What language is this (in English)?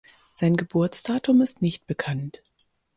German